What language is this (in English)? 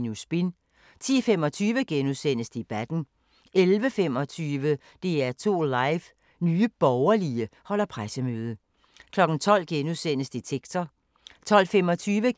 Danish